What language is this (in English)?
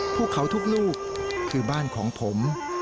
Thai